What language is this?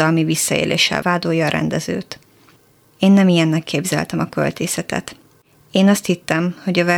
Hungarian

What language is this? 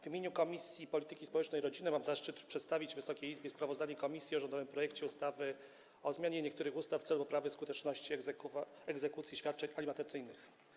Polish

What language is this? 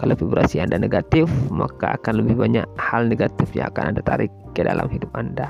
Indonesian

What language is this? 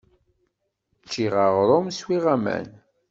Kabyle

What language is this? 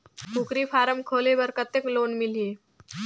Chhattisgarhi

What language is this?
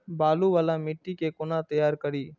Maithili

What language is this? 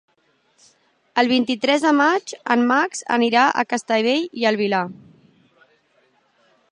Catalan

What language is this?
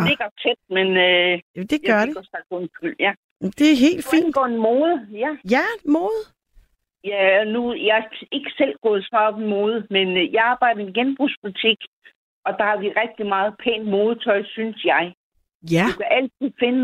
Danish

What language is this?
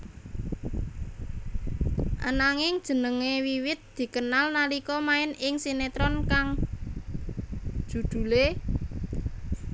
Javanese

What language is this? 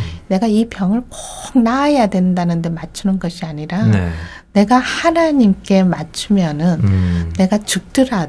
Korean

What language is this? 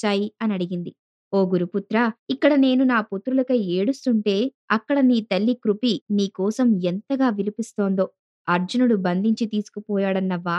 Telugu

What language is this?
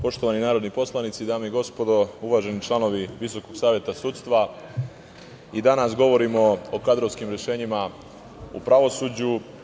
Serbian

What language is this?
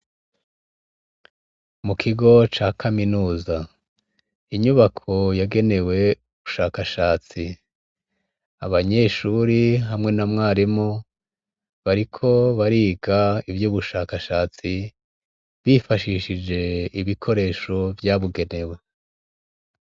Rundi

